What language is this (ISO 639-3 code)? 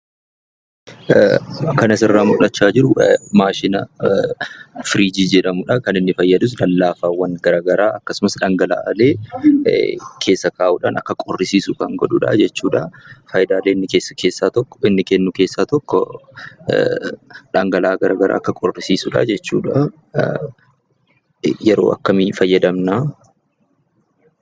orm